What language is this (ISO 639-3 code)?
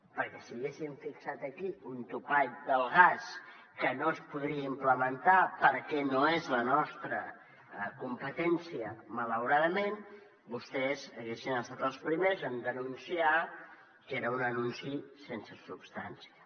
cat